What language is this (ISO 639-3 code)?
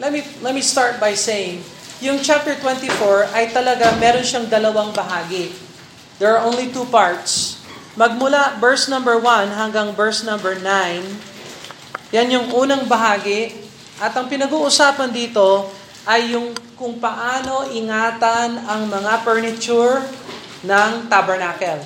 fil